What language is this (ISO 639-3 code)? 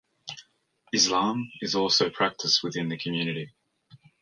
eng